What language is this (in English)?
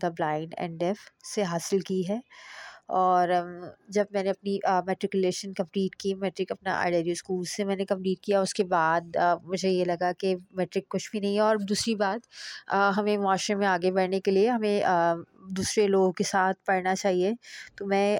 Urdu